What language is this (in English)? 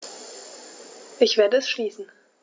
German